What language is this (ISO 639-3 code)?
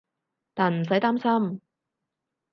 yue